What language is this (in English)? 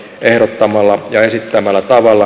Finnish